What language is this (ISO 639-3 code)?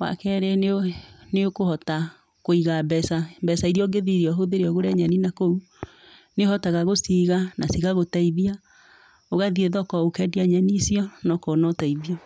kik